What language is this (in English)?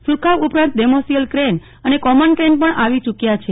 Gujarati